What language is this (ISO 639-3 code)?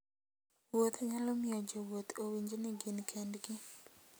luo